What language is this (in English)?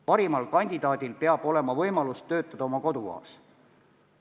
Estonian